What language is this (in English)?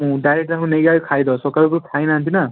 Odia